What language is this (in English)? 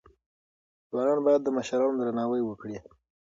Pashto